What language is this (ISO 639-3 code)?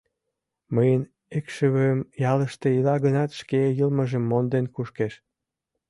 chm